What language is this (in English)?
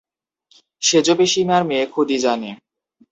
Bangla